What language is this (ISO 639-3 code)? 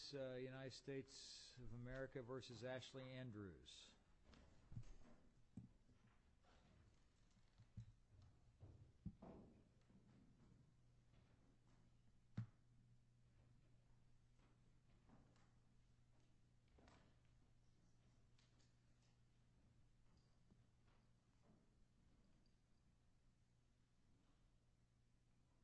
eng